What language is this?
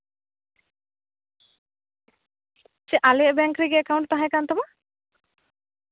Santali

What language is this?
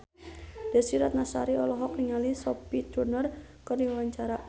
Sundanese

